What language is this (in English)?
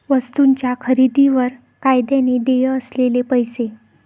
Marathi